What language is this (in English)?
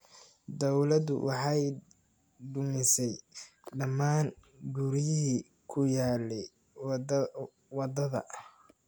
Somali